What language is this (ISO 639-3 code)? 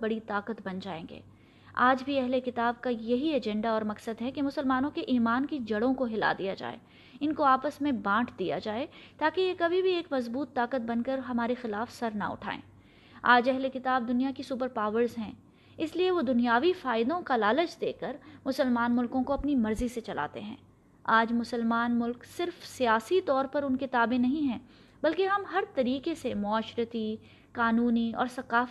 urd